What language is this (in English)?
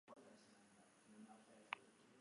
Basque